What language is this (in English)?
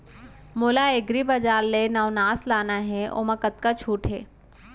Chhattisgarhi